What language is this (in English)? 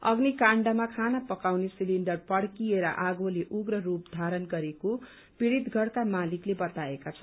Nepali